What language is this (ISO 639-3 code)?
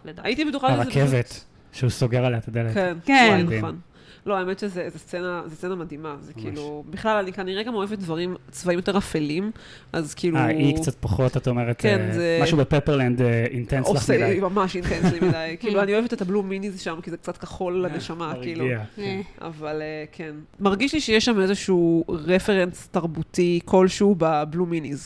heb